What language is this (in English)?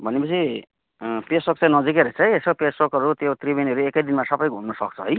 Nepali